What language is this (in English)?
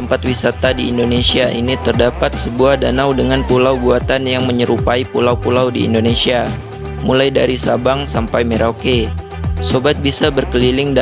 Indonesian